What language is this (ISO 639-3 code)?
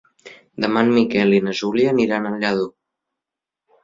cat